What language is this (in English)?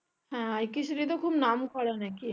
Bangla